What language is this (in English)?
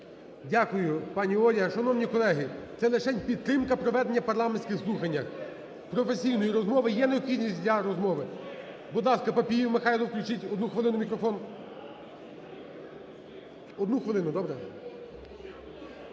Ukrainian